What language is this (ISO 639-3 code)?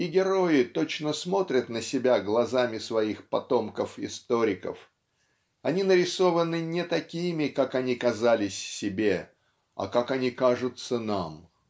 rus